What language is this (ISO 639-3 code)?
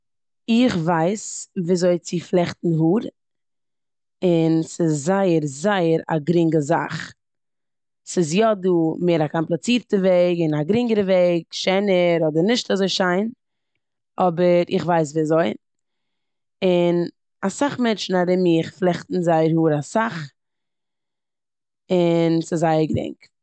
yid